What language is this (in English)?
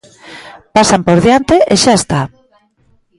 Galician